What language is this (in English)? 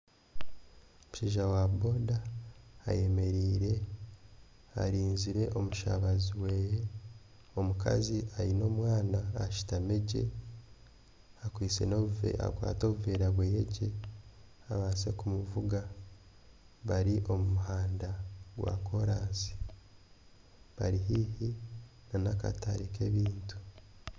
Nyankole